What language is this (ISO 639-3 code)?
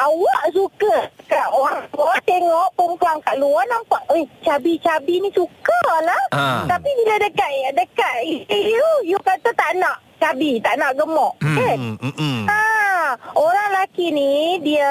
msa